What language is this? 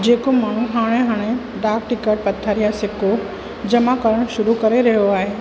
Sindhi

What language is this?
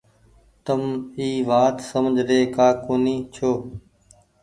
Goaria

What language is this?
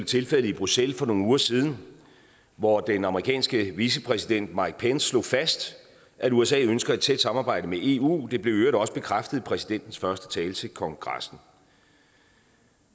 Danish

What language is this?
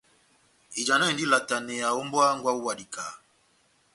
Batanga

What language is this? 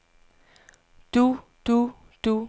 Danish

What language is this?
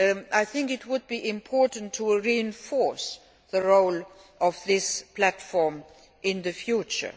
English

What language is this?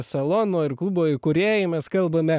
Lithuanian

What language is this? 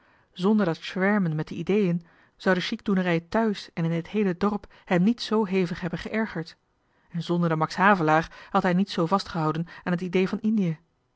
Dutch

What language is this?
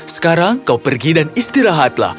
Indonesian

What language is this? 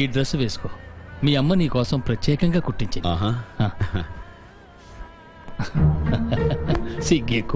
Telugu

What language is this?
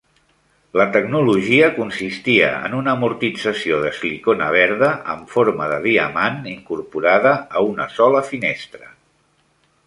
Catalan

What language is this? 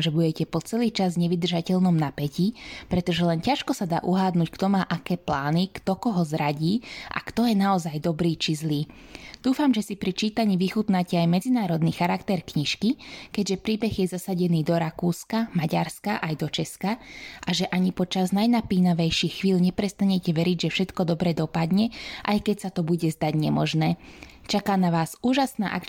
Slovak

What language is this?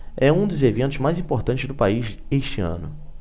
Portuguese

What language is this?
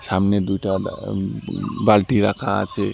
Bangla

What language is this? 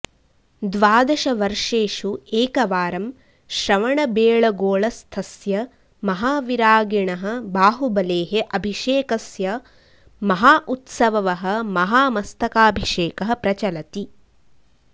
Sanskrit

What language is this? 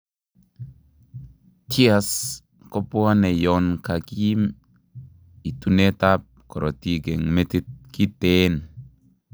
Kalenjin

